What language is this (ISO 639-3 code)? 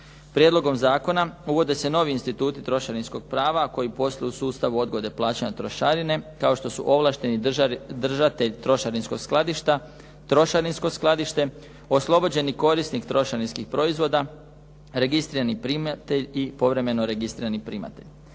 hrv